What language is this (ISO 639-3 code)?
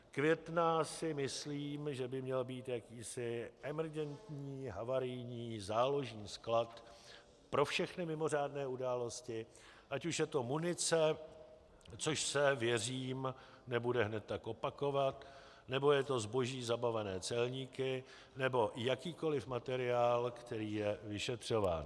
ces